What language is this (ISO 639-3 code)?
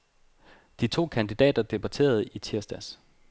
dan